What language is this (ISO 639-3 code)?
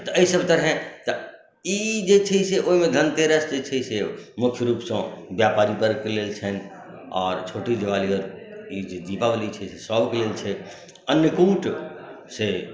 mai